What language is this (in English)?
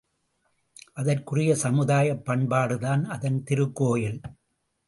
Tamil